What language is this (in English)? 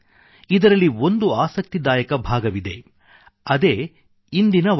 Kannada